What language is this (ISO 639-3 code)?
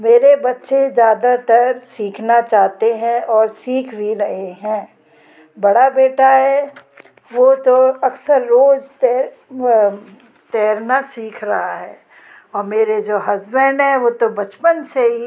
hin